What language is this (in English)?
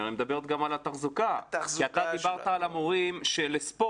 Hebrew